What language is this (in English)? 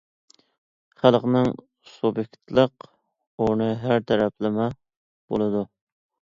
Uyghur